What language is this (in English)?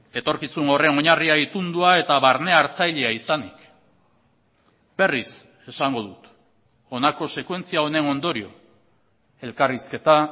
Basque